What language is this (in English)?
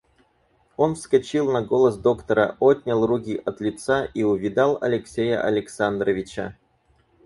Russian